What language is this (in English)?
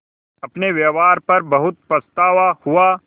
Hindi